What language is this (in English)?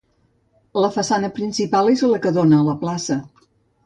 Catalan